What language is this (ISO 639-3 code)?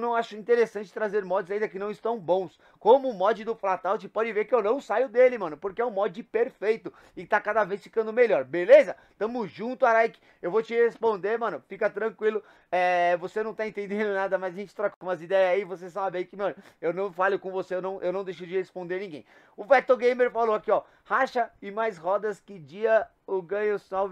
por